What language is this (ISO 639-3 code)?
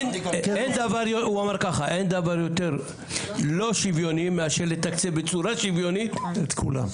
heb